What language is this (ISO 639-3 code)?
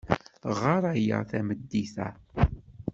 kab